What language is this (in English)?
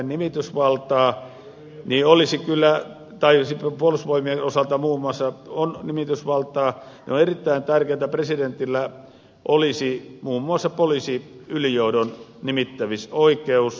Finnish